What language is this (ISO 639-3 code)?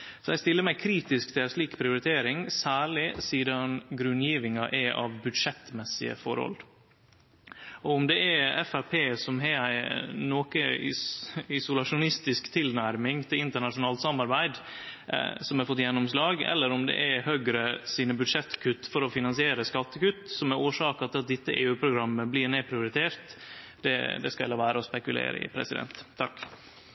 nno